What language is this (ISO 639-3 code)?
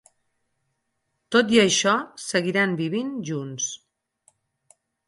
cat